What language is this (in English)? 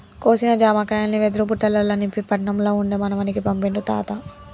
Telugu